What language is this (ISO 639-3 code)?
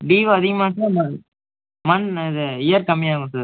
tam